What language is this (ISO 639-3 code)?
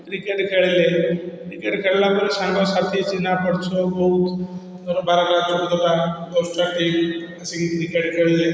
ori